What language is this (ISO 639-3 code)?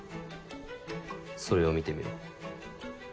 jpn